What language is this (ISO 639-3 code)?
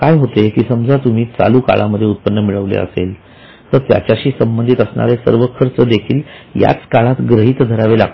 mar